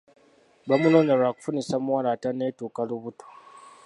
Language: Ganda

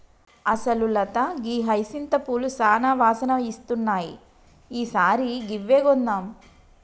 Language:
Telugu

